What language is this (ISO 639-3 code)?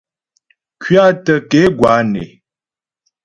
bbj